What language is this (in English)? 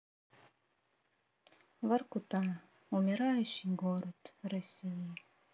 Russian